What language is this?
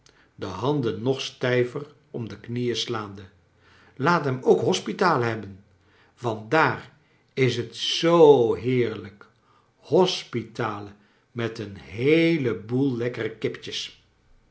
Dutch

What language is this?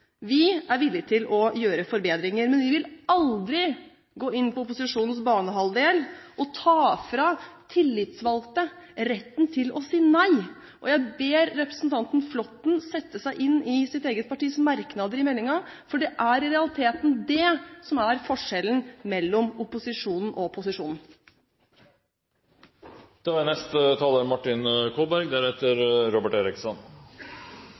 Norwegian Bokmål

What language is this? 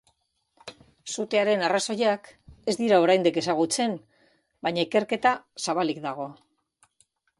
Basque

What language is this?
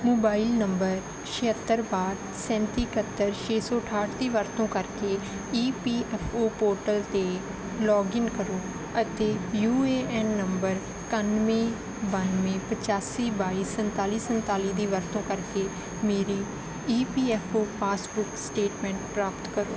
Punjabi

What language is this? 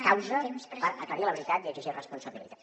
Catalan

